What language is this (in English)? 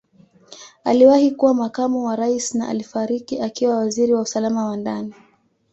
Swahili